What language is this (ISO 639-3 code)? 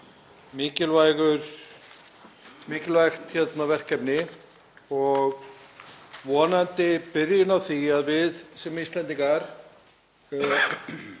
isl